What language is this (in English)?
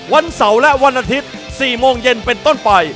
Thai